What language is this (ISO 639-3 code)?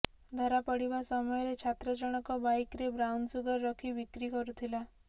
ori